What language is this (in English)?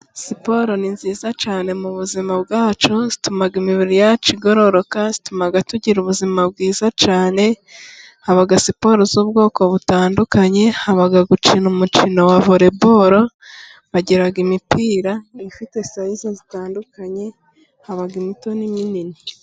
Kinyarwanda